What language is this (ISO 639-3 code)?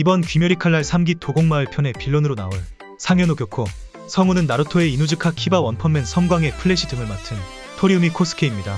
kor